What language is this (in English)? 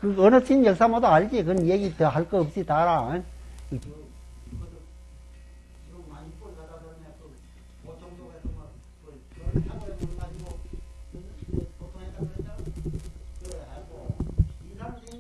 Korean